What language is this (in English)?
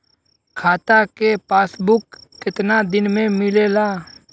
Bhojpuri